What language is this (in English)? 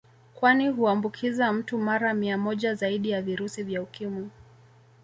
Swahili